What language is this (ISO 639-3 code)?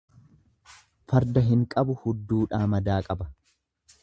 orm